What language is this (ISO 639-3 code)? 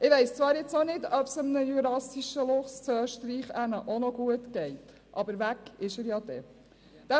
gsw